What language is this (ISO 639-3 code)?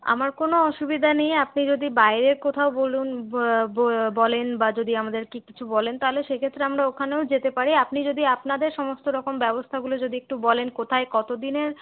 ben